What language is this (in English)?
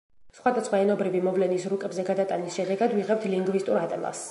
Georgian